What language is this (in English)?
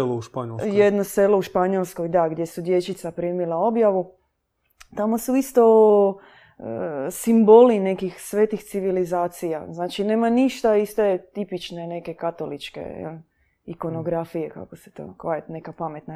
Croatian